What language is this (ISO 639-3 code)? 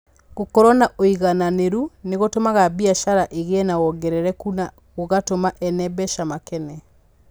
kik